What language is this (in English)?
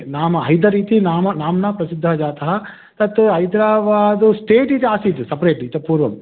Sanskrit